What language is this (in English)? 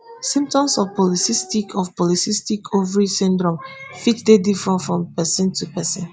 Nigerian Pidgin